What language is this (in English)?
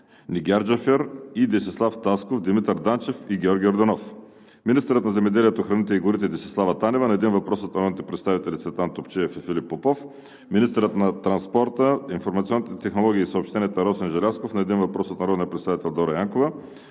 Bulgarian